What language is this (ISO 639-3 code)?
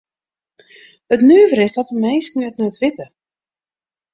fry